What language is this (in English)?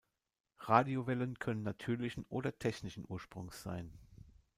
German